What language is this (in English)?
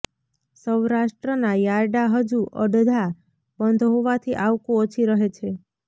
Gujarati